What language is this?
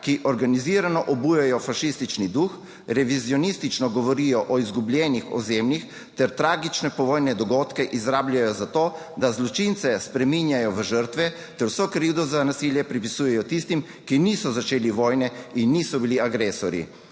Slovenian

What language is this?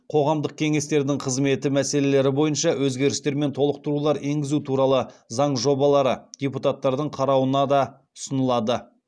Kazakh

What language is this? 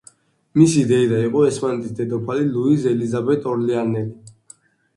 Georgian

